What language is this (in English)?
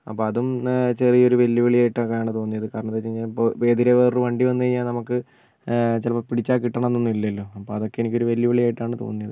Malayalam